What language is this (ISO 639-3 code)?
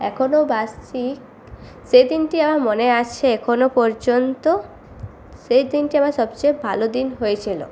ben